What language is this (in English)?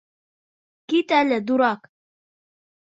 Bashkir